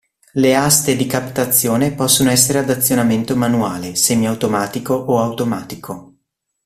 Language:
Italian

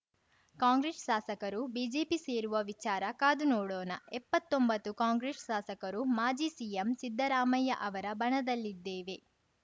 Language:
Kannada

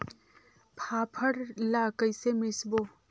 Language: Chhattisgarhi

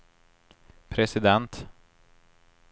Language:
Swedish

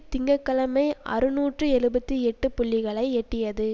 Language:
Tamil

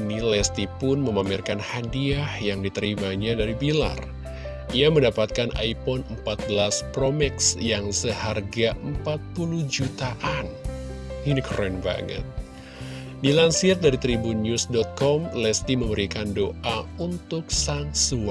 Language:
Indonesian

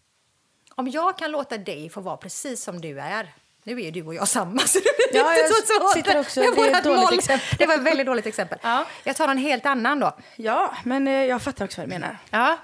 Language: Swedish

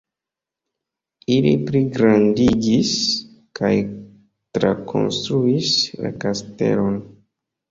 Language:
Esperanto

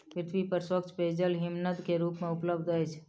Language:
Maithili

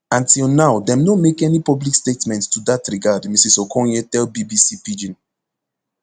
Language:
Nigerian Pidgin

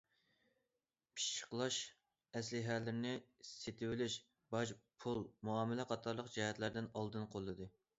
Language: Uyghur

